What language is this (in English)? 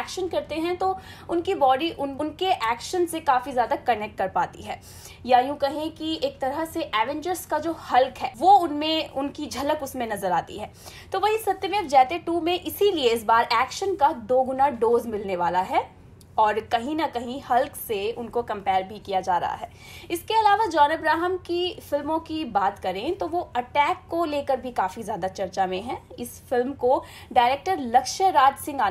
Hindi